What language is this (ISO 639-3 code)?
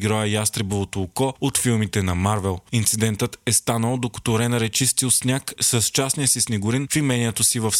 bul